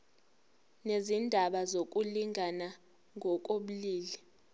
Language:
Zulu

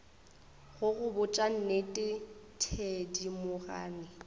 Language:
Northern Sotho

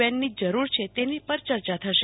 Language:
Gujarati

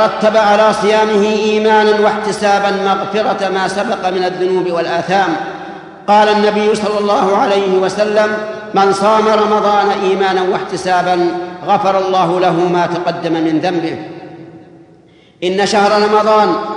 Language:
Arabic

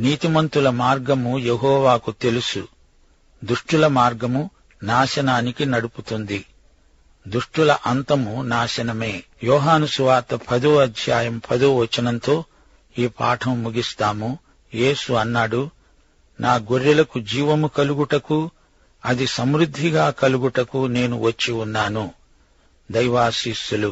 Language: Telugu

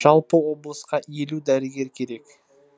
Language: Kazakh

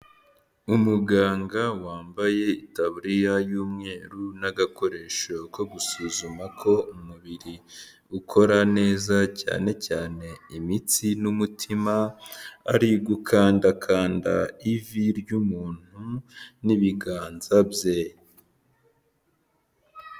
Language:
Kinyarwanda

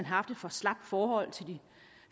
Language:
Danish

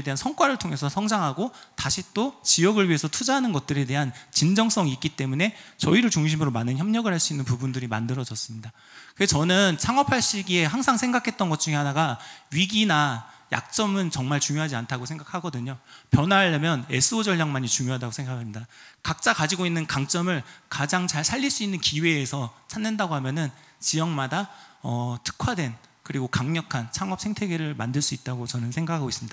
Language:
Korean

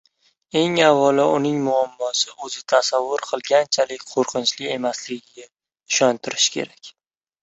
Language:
Uzbek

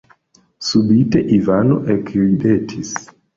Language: Esperanto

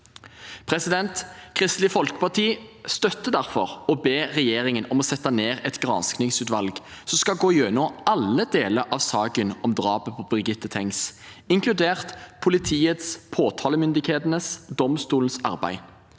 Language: Norwegian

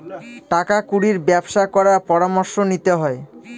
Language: Bangla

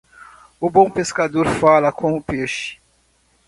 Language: Portuguese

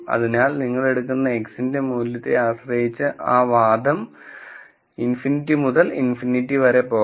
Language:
Malayalam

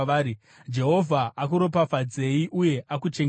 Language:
Shona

